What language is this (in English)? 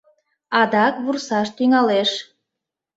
Mari